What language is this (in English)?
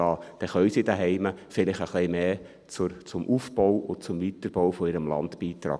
Swiss German